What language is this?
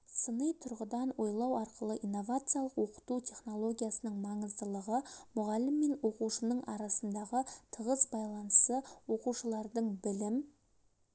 Kazakh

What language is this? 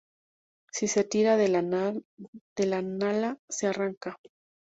Spanish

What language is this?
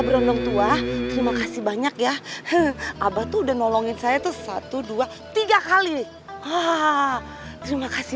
Indonesian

